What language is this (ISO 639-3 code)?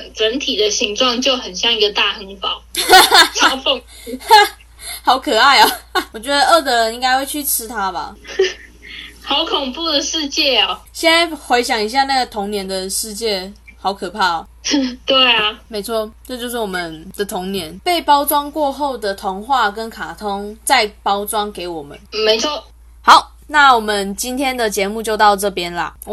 zho